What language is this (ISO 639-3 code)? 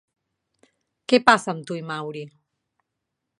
cat